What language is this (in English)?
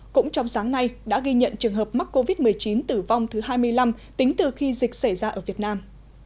Vietnamese